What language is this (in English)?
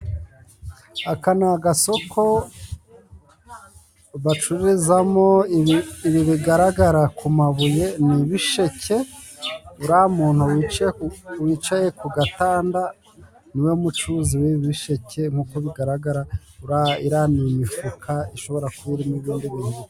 Kinyarwanda